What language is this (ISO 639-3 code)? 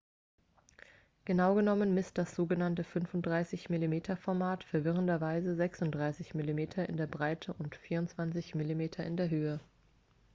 deu